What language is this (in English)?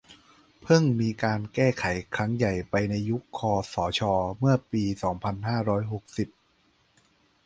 Thai